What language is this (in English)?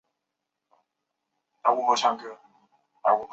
Chinese